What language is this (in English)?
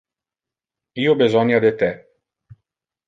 Interlingua